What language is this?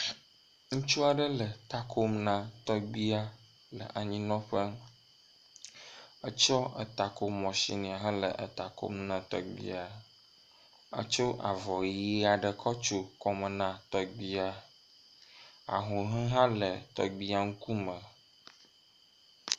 Ewe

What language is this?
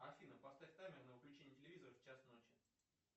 Russian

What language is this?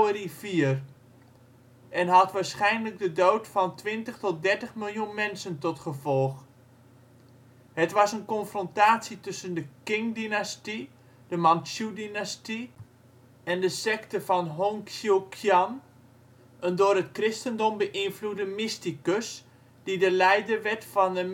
Dutch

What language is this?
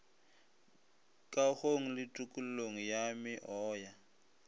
Northern Sotho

